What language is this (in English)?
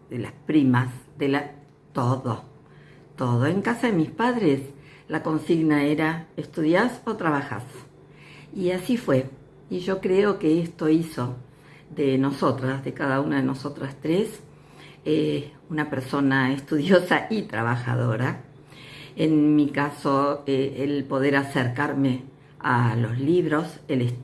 Spanish